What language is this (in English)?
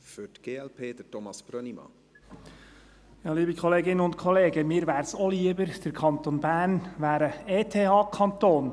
Swiss German